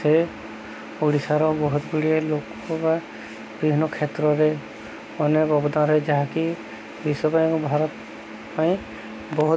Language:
Odia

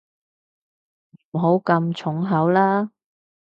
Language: Cantonese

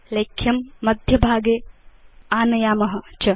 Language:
Sanskrit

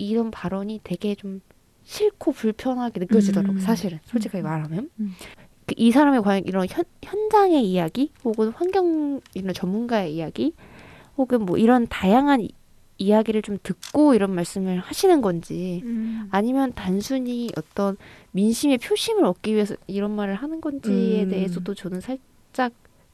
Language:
Korean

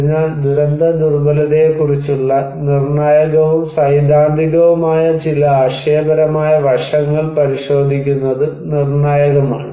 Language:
Malayalam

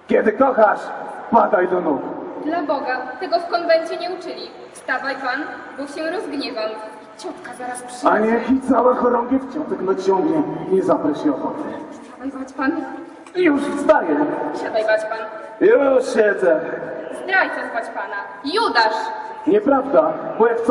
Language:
Polish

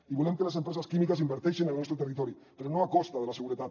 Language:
Catalan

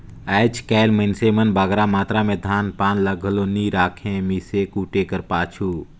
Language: Chhattisgarhi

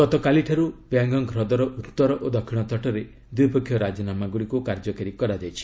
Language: Odia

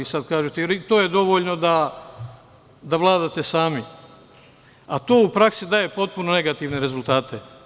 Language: Serbian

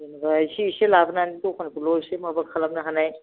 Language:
Bodo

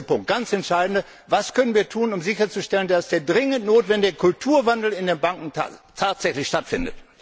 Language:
German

